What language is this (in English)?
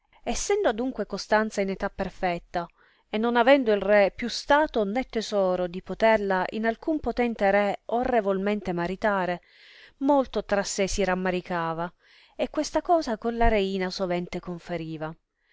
Italian